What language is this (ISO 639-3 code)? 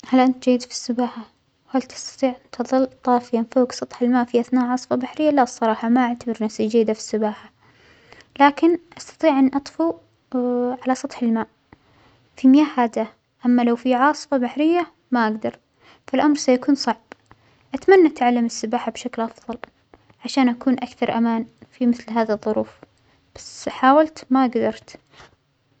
acx